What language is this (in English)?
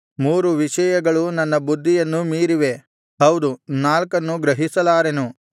Kannada